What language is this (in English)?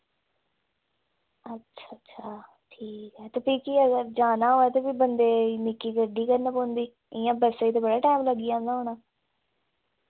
Dogri